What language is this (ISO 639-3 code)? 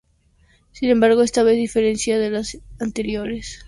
spa